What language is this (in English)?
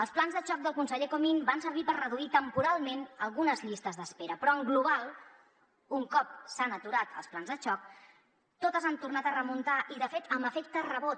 Catalan